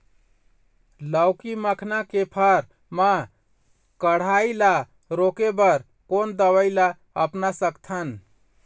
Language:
Chhattisgarhi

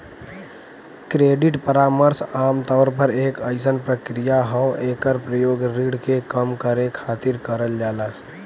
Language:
Bhojpuri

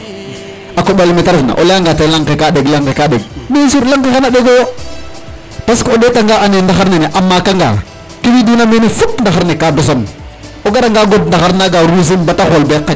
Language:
Serer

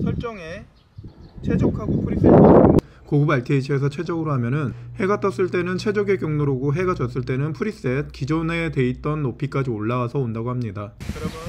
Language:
Korean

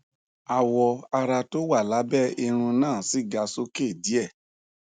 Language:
Yoruba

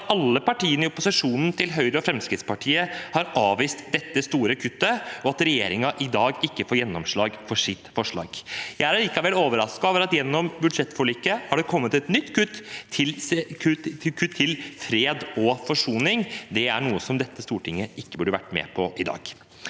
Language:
Norwegian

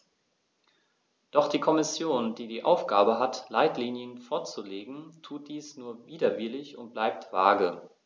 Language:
German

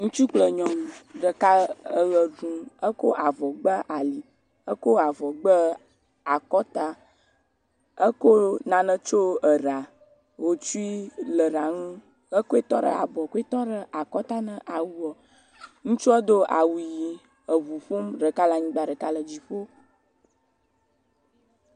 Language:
Ewe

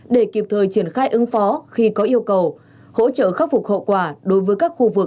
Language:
Vietnamese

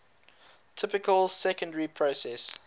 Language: English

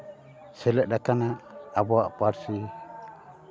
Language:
Santali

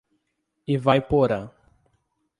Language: Portuguese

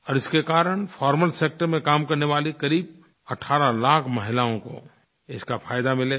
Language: Hindi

